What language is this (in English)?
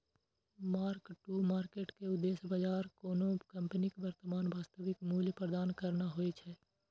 Maithili